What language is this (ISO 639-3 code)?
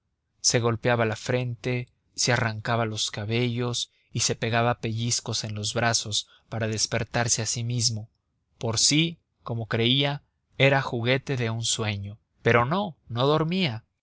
spa